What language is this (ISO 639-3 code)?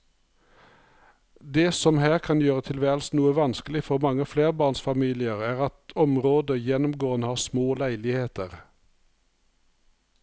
nor